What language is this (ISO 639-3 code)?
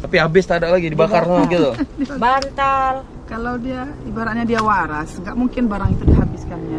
ind